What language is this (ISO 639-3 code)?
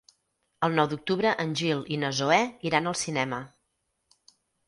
cat